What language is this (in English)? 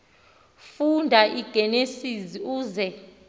Xhosa